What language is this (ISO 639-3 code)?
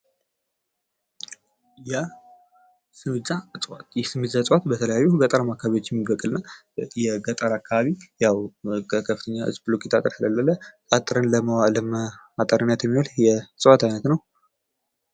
amh